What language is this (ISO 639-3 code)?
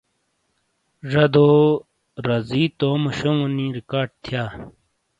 scl